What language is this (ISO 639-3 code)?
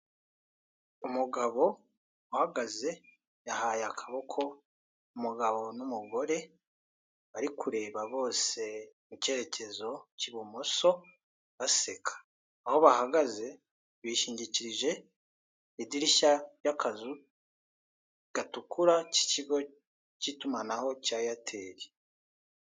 kin